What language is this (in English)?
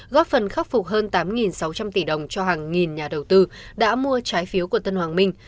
Vietnamese